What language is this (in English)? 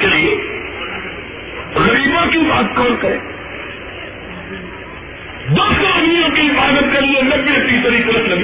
Urdu